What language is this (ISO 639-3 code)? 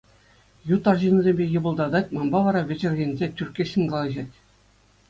chv